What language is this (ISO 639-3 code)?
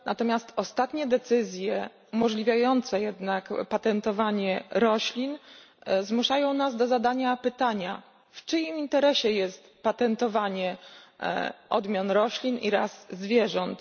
pol